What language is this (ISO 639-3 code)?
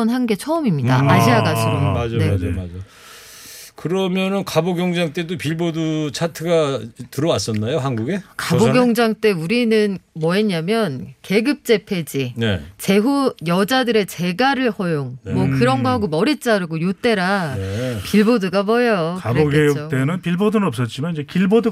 kor